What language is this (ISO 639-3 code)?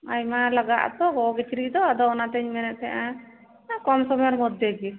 sat